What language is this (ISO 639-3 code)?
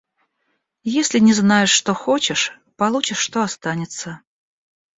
rus